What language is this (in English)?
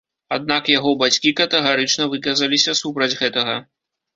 Belarusian